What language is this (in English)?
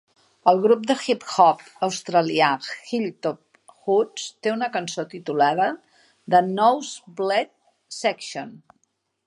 Catalan